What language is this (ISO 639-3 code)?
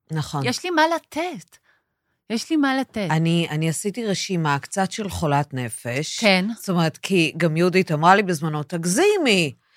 heb